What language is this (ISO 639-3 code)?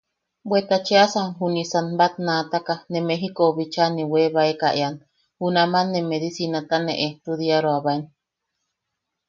yaq